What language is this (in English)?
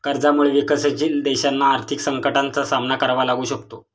Marathi